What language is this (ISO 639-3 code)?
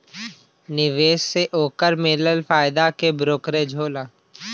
bho